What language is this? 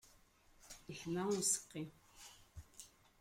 Kabyle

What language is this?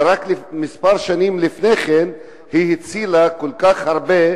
Hebrew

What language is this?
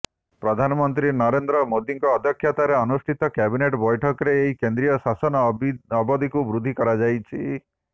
Odia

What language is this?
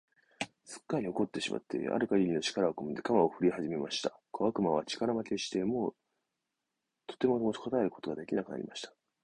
Japanese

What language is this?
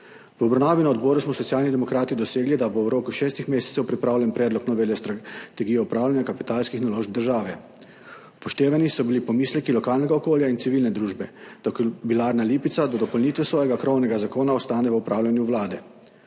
Slovenian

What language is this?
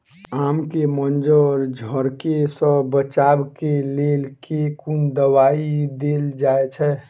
Maithili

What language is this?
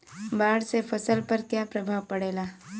Bhojpuri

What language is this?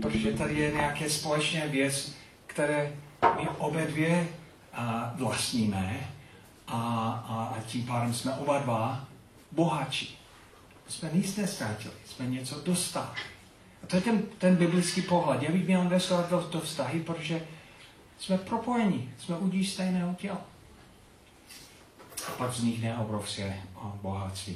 Czech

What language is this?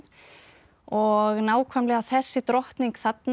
Icelandic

